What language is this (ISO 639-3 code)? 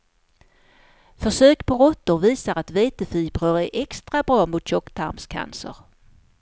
swe